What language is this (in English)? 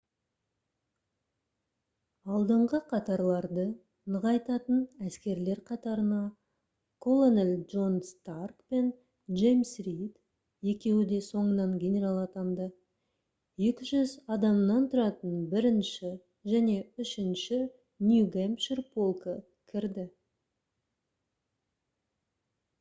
Kazakh